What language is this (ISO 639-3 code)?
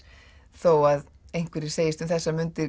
isl